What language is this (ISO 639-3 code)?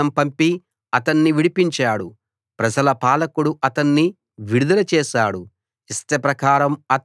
tel